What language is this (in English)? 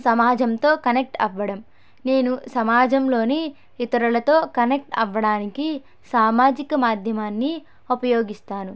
Telugu